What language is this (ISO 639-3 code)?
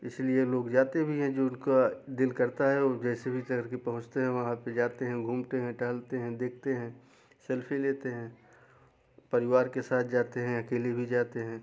hin